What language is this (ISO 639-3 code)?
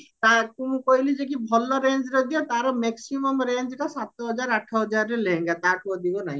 ori